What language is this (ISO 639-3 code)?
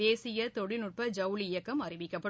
tam